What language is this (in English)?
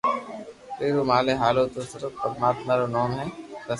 Loarki